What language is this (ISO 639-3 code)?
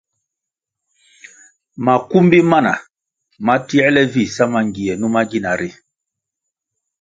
nmg